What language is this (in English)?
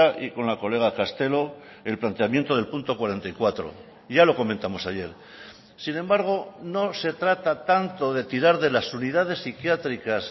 Spanish